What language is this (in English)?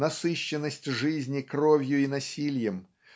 Russian